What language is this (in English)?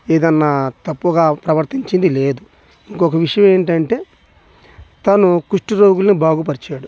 Telugu